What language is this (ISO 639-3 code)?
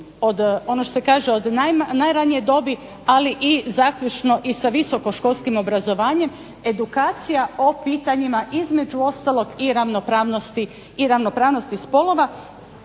hrv